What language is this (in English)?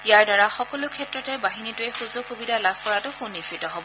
Assamese